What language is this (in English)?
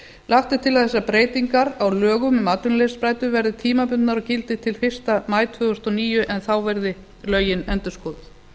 Icelandic